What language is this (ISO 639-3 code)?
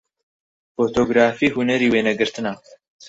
ckb